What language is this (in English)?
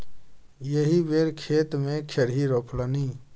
Maithili